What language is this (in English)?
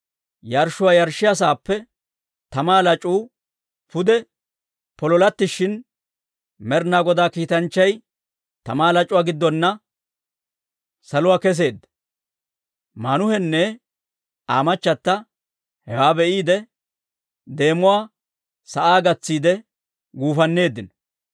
Dawro